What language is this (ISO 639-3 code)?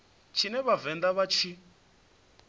ven